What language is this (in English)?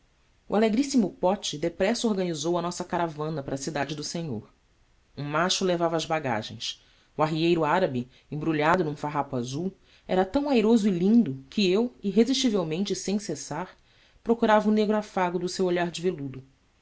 Portuguese